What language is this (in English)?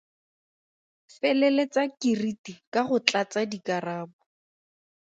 Tswana